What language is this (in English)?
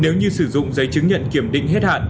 Vietnamese